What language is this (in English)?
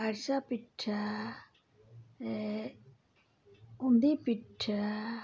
Santali